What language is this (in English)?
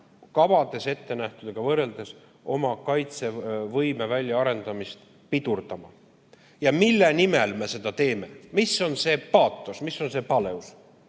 Estonian